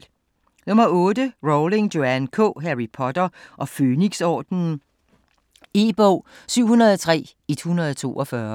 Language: Danish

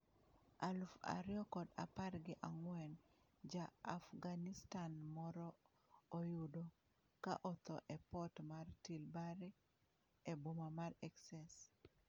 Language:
Luo (Kenya and Tanzania)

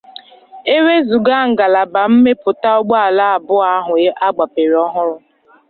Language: Igbo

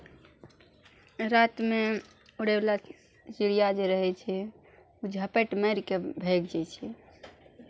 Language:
Maithili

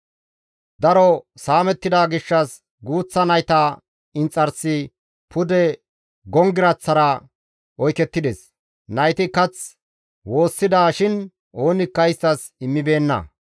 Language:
Gamo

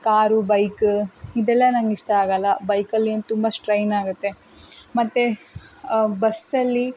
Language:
Kannada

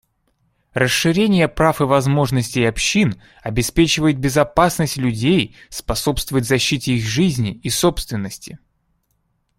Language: Russian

